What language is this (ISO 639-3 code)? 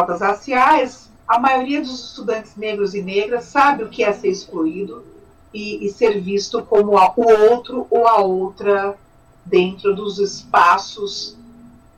por